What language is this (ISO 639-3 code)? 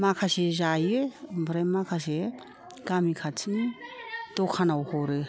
brx